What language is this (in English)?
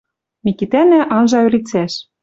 Western Mari